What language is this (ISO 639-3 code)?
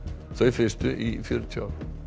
isl